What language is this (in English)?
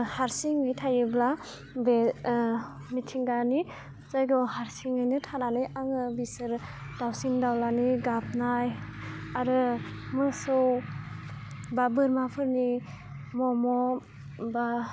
Bodo